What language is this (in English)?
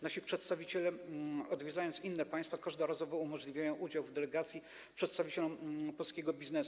Polish